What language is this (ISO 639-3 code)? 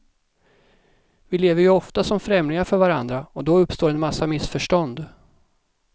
swe